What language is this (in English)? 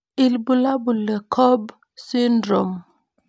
Masai